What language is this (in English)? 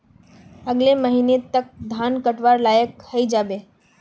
Magahi